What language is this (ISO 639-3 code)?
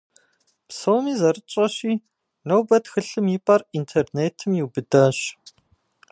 kbd